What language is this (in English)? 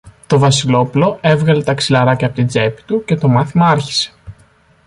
Greek